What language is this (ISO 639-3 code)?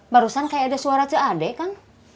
ind